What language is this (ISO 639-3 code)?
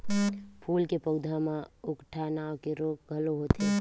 hne